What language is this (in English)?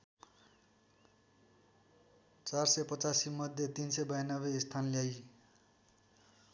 Nepali